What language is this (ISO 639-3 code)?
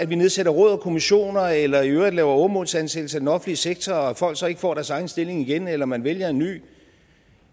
dan